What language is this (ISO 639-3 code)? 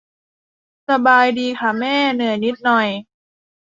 tha